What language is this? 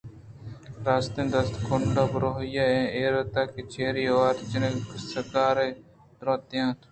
Eastern Balochi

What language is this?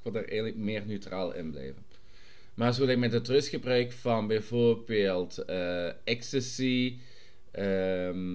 Dutch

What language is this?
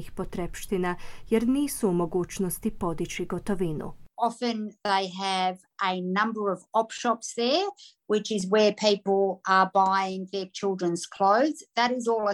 Croatian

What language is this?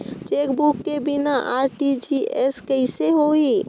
Chhattisgarhi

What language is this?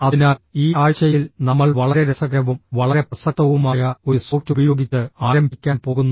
Malayalam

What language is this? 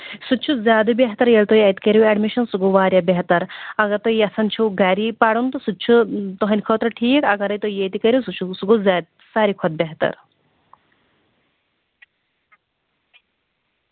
Kashmiri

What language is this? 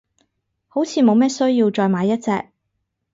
Cantonese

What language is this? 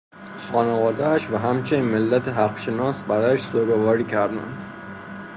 Persian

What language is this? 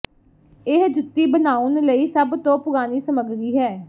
Punjabi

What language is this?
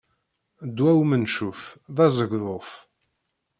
Kabyle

